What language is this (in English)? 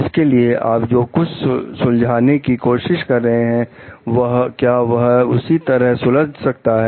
Hindi